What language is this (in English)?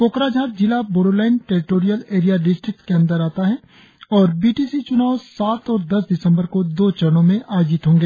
Hindi